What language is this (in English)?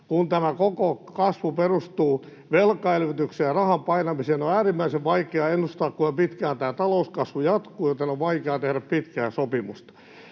Finnish